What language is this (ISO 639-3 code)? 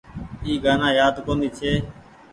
gig